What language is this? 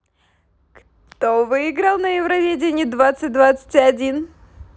Russian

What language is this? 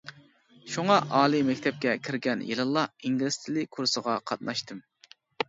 Uyghur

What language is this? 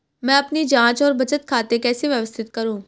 Hindi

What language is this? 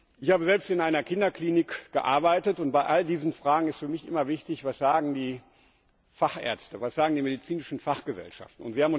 German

